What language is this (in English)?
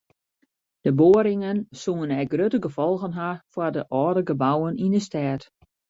Western Frisian